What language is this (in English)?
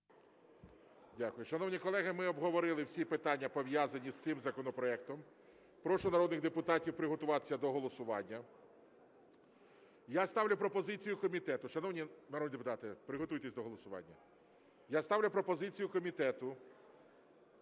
Ukrainian